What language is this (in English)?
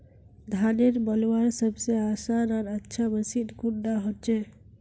Magahi